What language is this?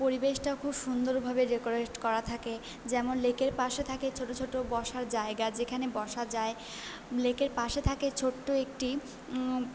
Bangla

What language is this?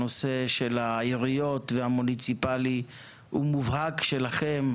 Hebrew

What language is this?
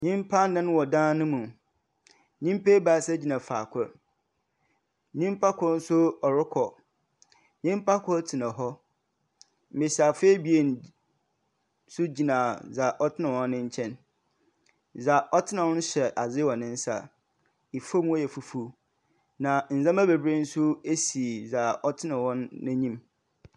Akan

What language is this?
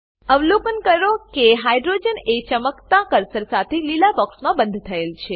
Gujarati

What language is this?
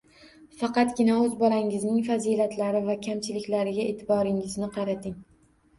Uzbek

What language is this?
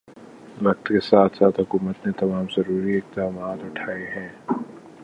Urdu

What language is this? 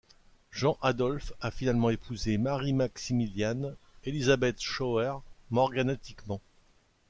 French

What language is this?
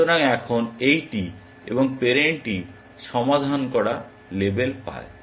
Bangla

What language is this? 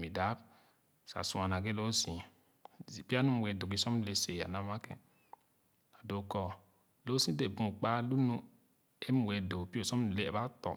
Khana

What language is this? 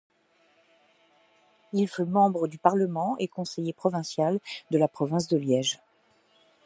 French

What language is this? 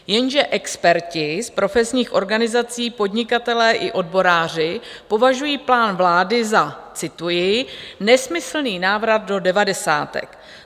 Czech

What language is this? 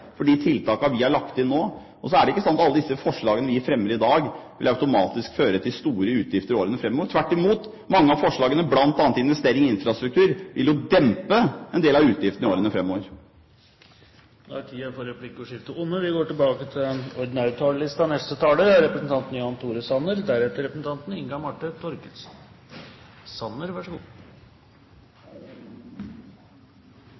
Norwegian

